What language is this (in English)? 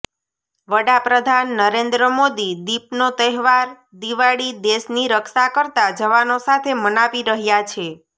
Gujarati